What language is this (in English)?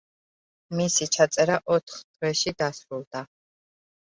Georgian